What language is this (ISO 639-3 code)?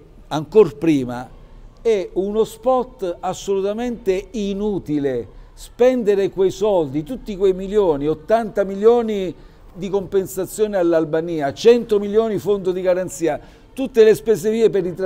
ita